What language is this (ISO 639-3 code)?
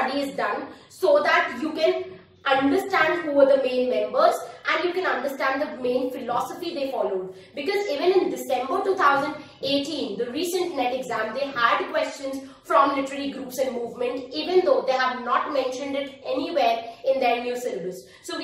eng